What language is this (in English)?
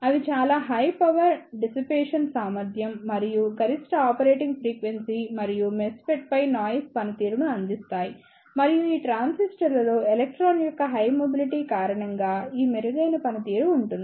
Telugu